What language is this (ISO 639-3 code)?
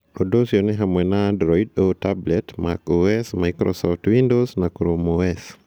kik